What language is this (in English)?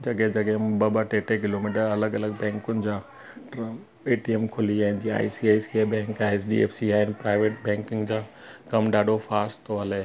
Sindhi